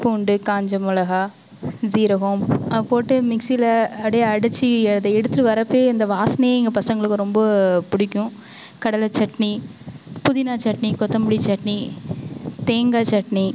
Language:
Tamil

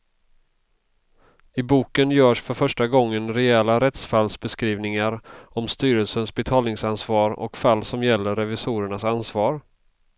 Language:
Swedish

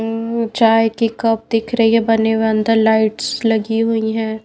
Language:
Hindi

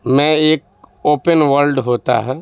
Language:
Urdu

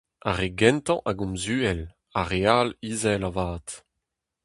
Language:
Breton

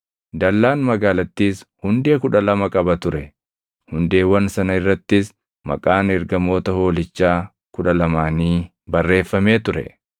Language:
Oromo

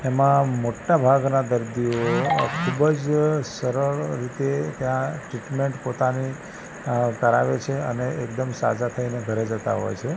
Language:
Gujarati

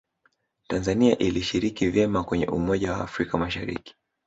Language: Swahili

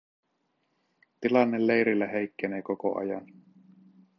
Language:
Finnish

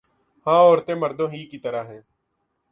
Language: Urdu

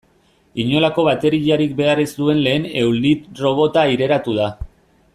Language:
Basque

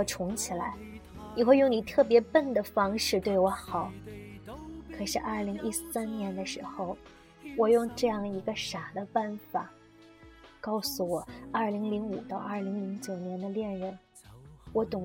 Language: Chinese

